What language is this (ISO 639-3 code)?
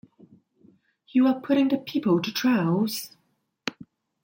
eng